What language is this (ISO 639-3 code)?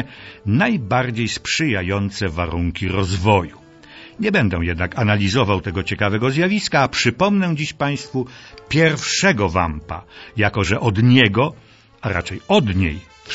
pol